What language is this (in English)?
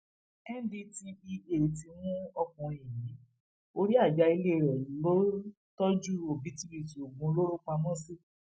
Yoruba